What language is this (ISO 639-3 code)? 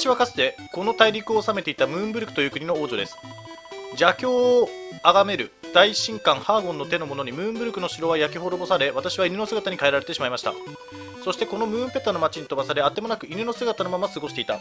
jpn